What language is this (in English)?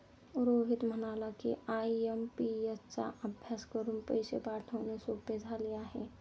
Marathi